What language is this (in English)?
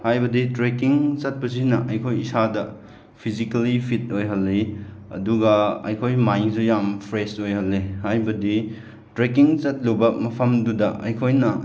Manipuri